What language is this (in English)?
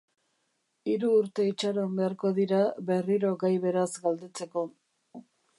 Basque